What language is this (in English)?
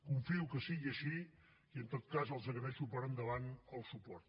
Catalan